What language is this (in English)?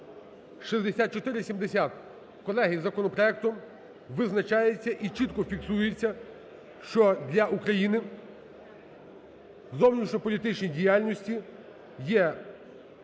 Ukrainian